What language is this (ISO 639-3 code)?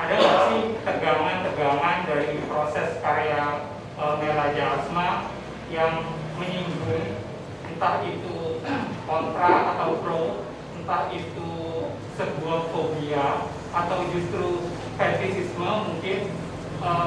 ind